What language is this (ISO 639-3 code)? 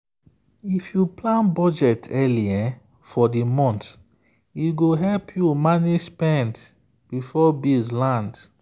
pcm